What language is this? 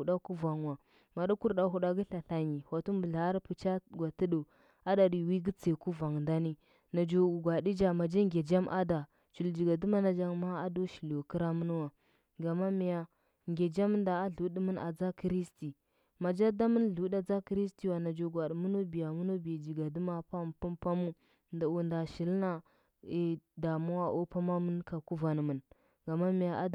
Huba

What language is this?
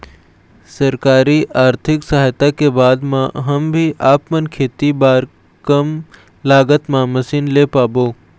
Chhattisgarhi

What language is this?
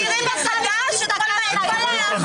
Hebrew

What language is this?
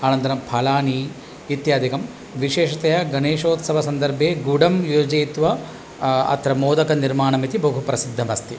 Sanskrit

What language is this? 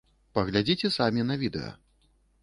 Belarusian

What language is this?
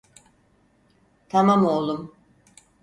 Turkish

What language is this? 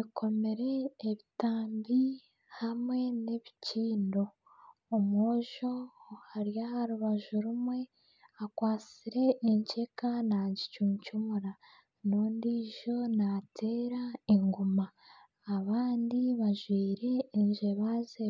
Nyankole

